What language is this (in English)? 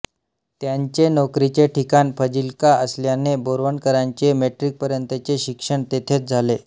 Marathi